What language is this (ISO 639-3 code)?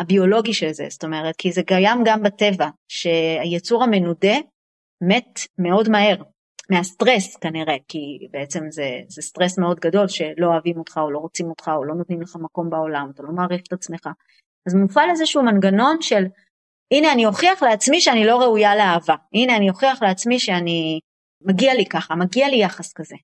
heb